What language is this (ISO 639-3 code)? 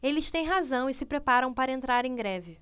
por